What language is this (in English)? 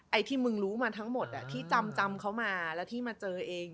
Thai